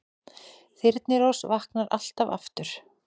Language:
Icelandic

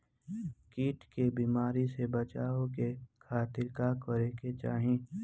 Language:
Bhojpuri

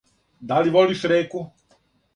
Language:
Serbian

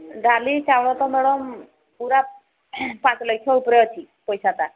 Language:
Odia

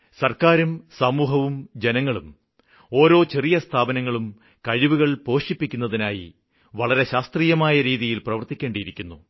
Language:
Malayalam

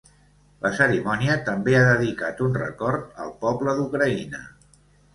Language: Catalan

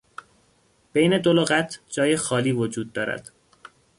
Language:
Persian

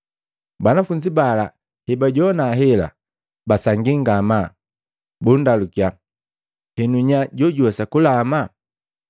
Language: Matengo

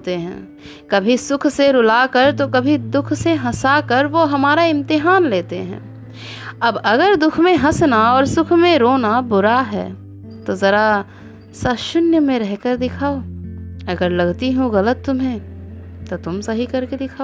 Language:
Hindi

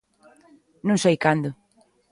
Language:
Galician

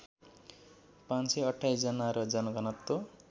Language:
Nepali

